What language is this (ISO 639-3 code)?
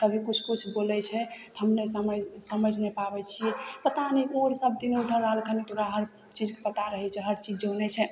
mai